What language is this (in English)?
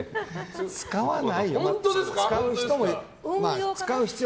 Japanese